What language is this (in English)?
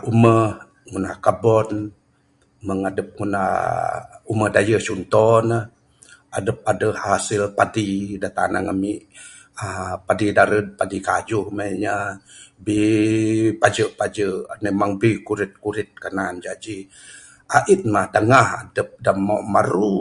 Bukar-Sadung Bidayuh